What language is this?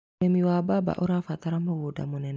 Kikuyu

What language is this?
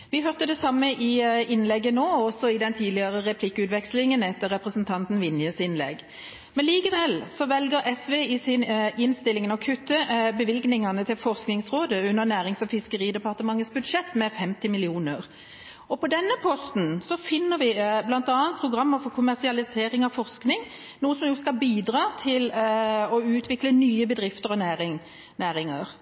Norwegian Bokmål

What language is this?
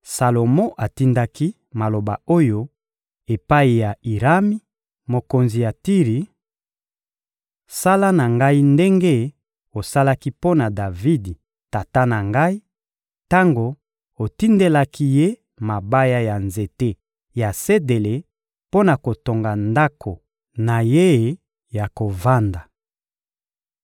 Lingala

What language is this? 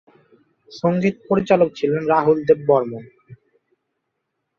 Bangla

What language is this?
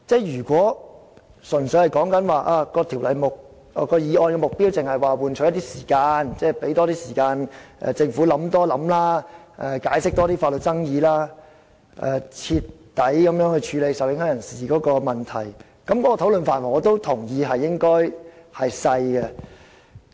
Cantonese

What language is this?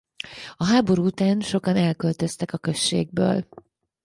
Hungarian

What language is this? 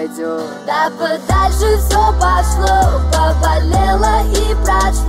Russian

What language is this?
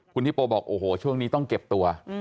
Thai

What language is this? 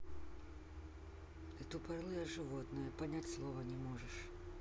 Russian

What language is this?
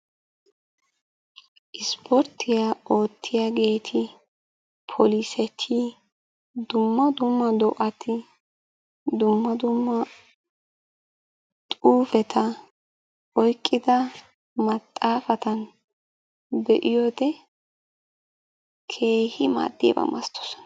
Wolaytta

